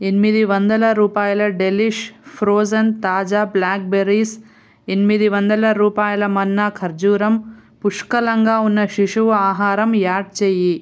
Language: Telugu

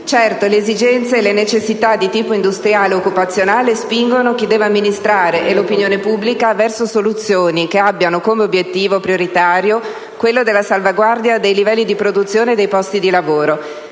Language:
Italian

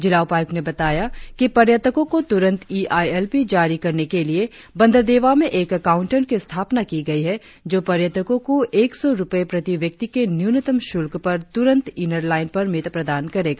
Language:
Hindi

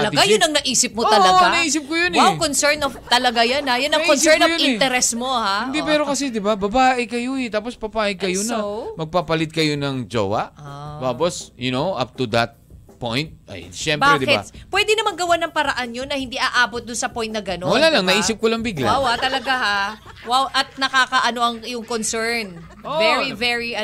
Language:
Filipino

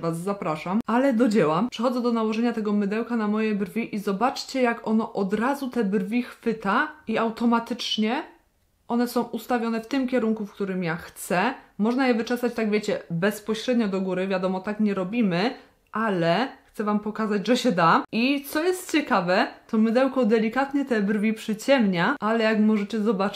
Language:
Polish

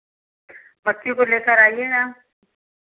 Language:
Hindi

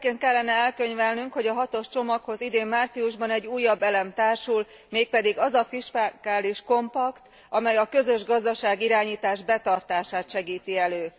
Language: Hungarian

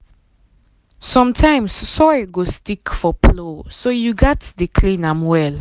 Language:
Nigerian Pidgin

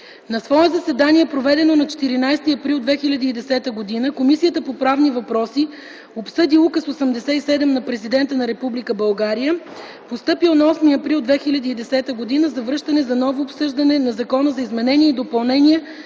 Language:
Bulgarian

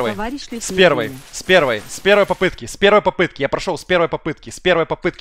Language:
Russian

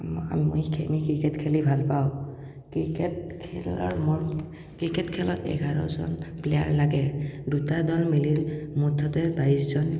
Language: Assamese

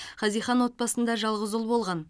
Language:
Kazakh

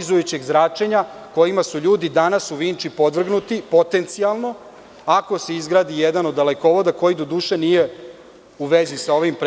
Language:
Serbian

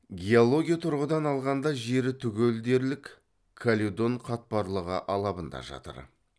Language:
Kazakh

